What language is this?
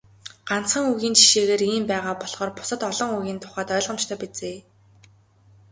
Mongolian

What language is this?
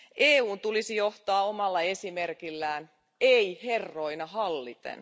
Finnish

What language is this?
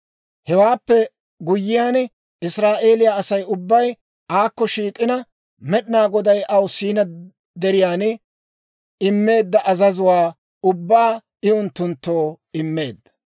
Dawro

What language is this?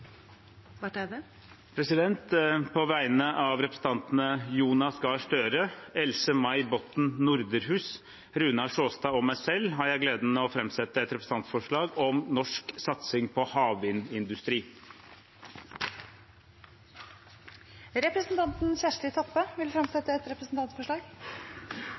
Norwegian Nynorsk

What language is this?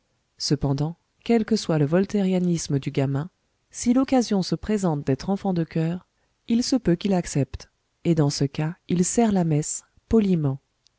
French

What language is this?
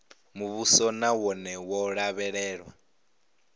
Venda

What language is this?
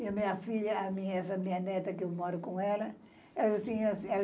Portuguese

